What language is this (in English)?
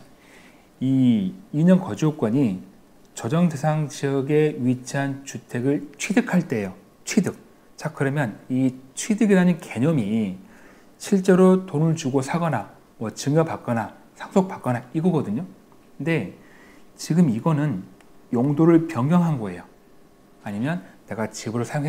Korean